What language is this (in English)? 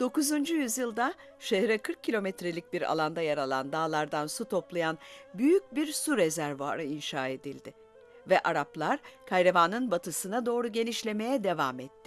Turkish